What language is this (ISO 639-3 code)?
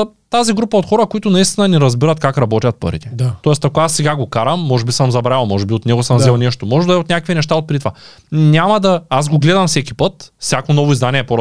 bul